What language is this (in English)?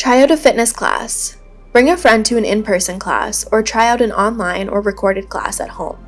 English